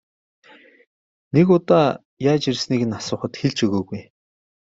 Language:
Mongolian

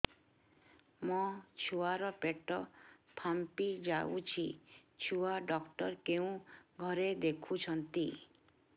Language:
Odia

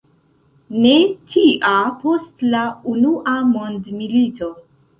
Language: Esperanto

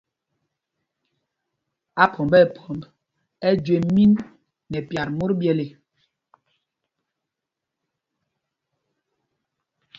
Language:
Mpumpong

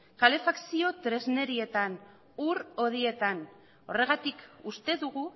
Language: Basque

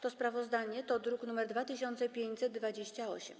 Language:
Polish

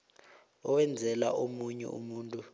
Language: South Ndebele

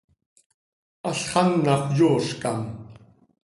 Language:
Seri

